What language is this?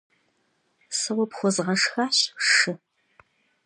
Kabardian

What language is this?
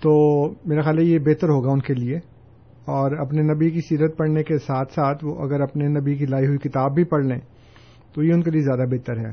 Urdu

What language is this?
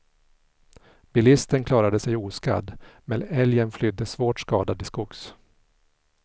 Swedish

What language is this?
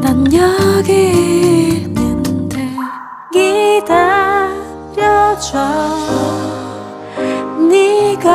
Korean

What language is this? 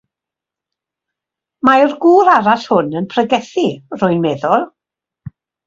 Welsh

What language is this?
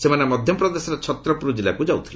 Odia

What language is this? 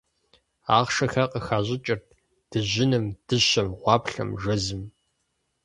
Kabardian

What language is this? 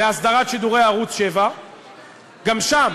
Hebrew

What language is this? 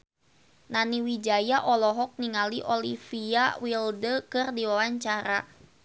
Sundanese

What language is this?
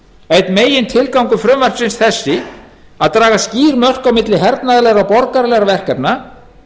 Icelandic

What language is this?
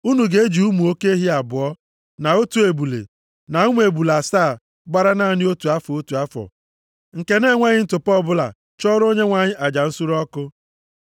Igbo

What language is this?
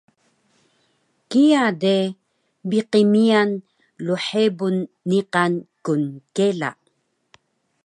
Taroko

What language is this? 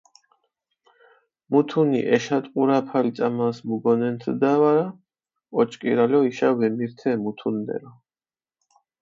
Mingrelian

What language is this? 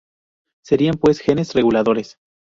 Spanish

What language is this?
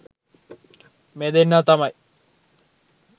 Sinhala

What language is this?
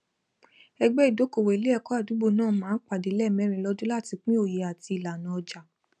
Yoruba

